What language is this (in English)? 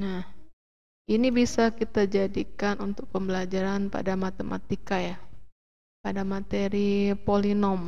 Indonesian